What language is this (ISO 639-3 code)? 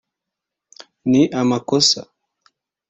kin